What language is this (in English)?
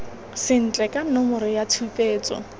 Tswana